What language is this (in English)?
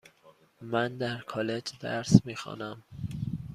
Persian